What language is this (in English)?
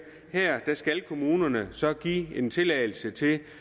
Danish